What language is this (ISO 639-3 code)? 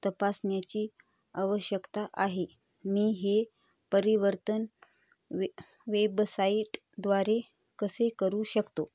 mar